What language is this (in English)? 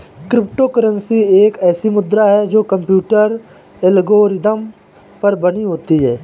Hindi